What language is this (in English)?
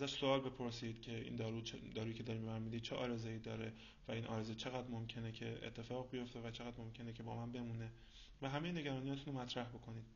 Persian